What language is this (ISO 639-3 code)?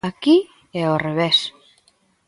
glg